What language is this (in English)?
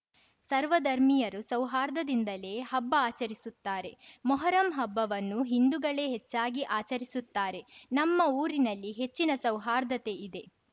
Kannada